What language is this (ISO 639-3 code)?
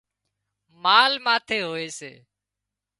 kxp